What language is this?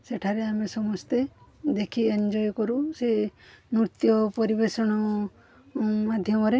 Odia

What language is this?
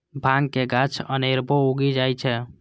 Maithili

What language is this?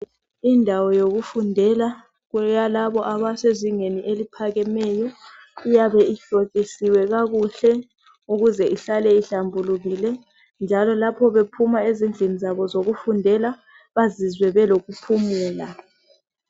North Ndebele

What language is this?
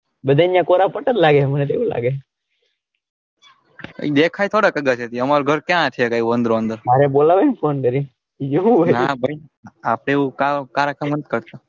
Gujarati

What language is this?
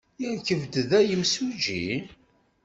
Kabyle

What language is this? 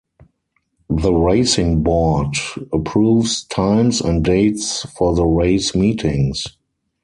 English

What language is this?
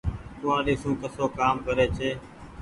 Goaria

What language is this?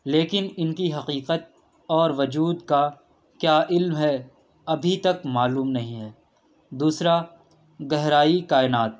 Urdu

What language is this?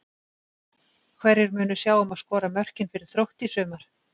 Icelandic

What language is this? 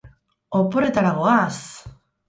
Basque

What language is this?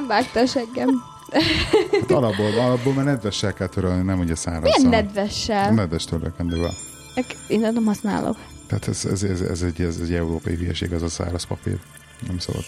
Hungarian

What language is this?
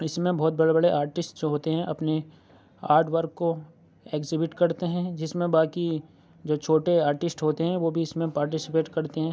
Urdu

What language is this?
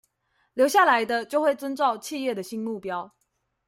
Chinese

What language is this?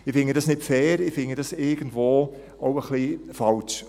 Swiss German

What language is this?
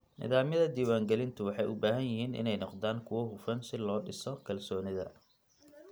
Somali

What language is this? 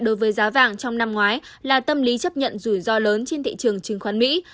Vietnamese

